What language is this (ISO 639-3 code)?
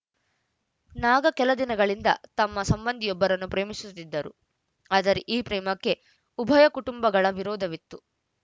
kan